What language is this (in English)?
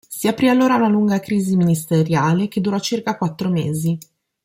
Italian